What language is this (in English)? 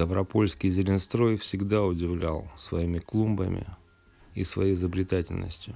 Russian